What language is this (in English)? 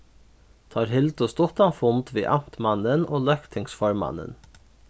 Faroese